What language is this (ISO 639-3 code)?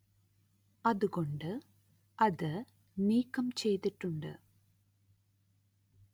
mal